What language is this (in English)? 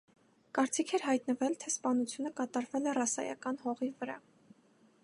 Armenian